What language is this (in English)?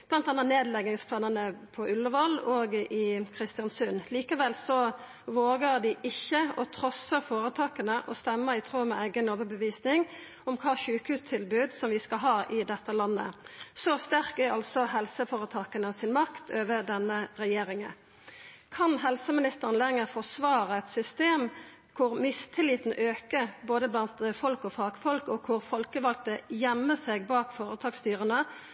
Norwegian Nynorsk